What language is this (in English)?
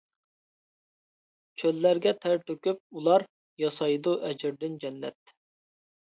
Uyghur